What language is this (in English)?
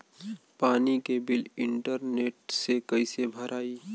Bhojpuri